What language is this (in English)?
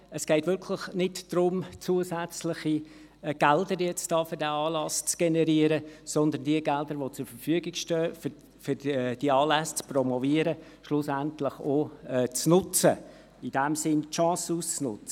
Swiss German